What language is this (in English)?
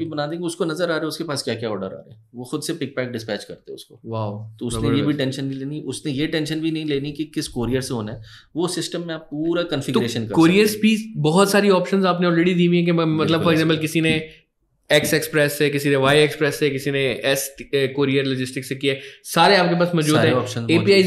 Hindi